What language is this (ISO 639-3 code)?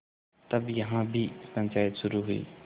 hin